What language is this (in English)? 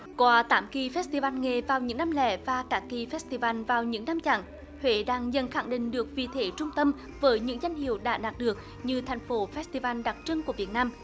Vietnamese